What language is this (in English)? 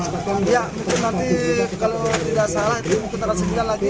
Indonesian